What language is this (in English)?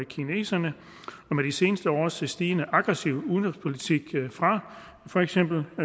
Danish